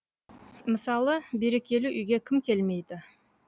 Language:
Kazakh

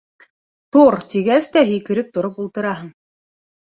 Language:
Bashkir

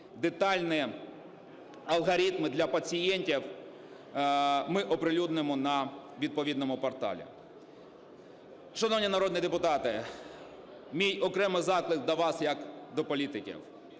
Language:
Ukrainian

